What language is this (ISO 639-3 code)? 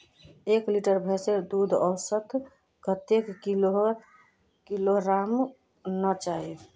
mag